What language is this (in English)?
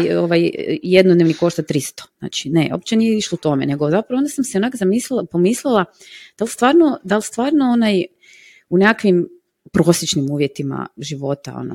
Croatian